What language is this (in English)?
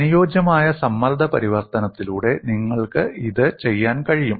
Malayalam